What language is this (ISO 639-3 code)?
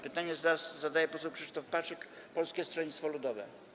pol